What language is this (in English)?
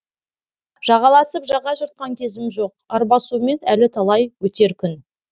Kazakh